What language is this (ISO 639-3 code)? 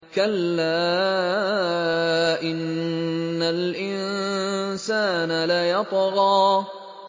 ara